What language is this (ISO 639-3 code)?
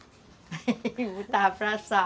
por